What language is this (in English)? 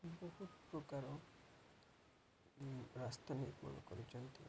Odia